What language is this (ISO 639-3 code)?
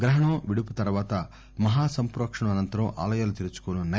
tel